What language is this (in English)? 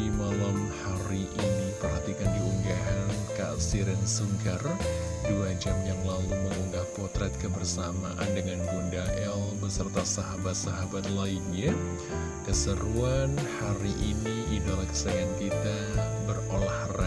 Indonesian